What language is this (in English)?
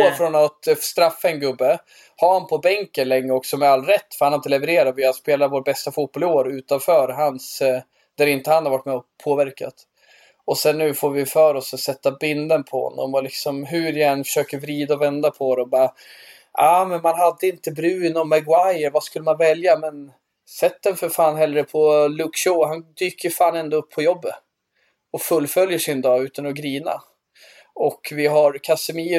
Swedish